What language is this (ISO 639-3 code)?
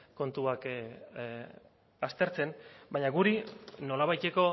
eus